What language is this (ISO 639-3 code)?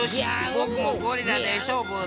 jpn